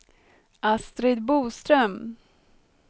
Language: Swedish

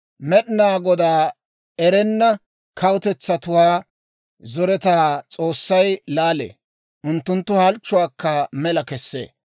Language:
Dawro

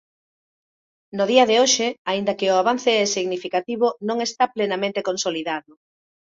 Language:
Galician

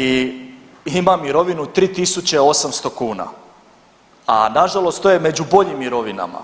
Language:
Croatian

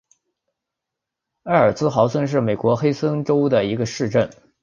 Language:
Chinese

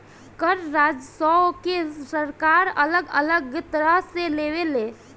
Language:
Bhojpuri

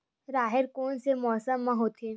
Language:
Chhattisgarhi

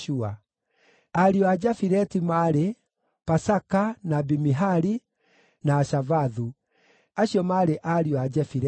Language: Kikuyu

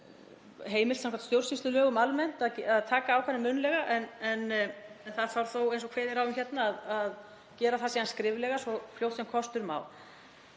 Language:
Icelandic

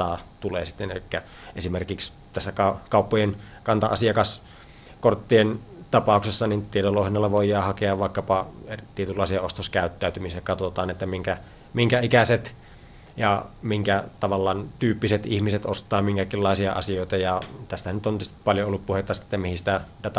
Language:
Finnish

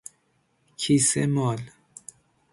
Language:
Persian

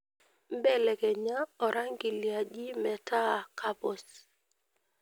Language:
Masai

